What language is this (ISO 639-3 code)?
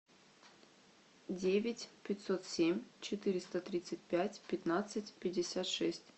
rus